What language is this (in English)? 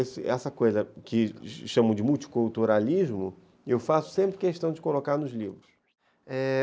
Portuguese